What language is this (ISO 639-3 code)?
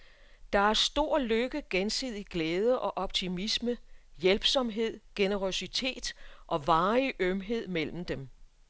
dan